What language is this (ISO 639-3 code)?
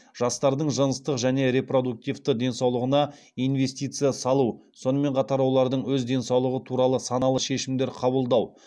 kaz